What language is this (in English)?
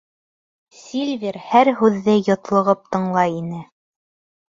Bashkir